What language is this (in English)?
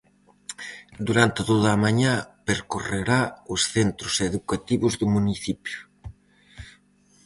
Galician